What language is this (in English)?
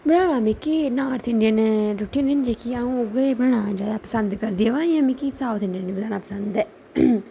Dogri